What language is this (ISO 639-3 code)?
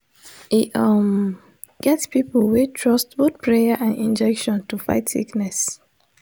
pcm